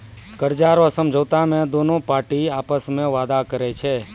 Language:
Maithili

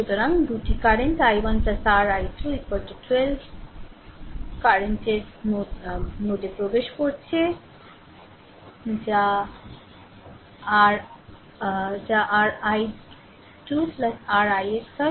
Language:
Bangla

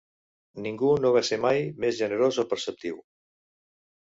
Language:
Catalan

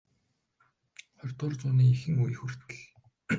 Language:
Mongolian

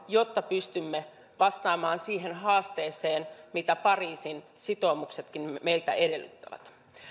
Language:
Finnish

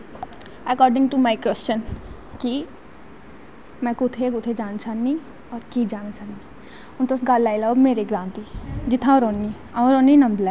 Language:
Dogri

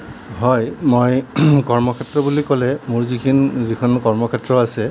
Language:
Assamese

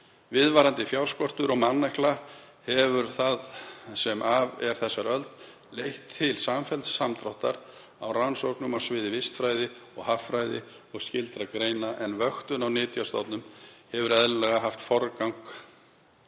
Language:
Icelandic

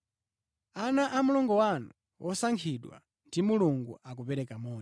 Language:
Nyanja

